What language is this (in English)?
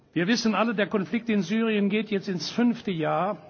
German